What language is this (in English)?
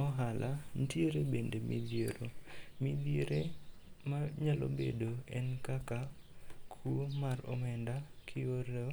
Luo (Kenya and Tanzania)